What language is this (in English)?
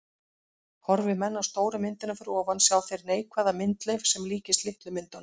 Icelandic